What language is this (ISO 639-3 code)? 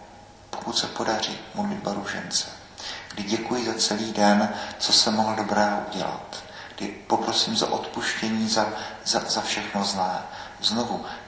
ces